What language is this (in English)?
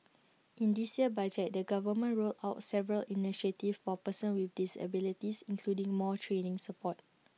English